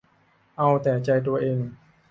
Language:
Thai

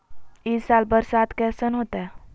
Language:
Magahi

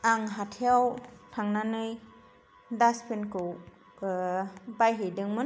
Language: Bodo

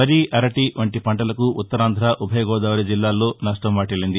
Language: Telugu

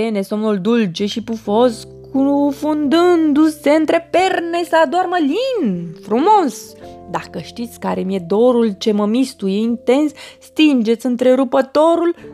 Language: Romanian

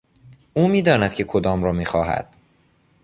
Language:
Persian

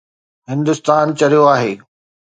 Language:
Sindhi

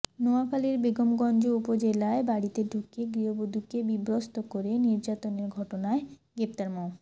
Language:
Bangla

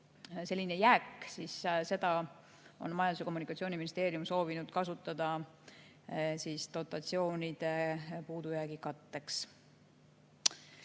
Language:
Estonian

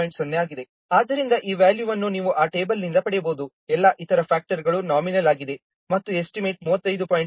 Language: Kannada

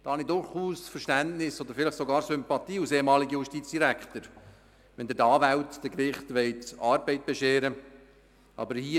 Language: Swiss German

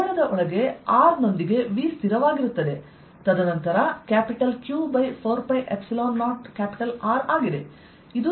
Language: Kannada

